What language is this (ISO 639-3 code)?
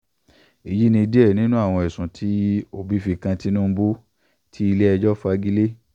yor